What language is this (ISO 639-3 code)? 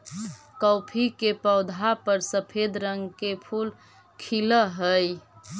mag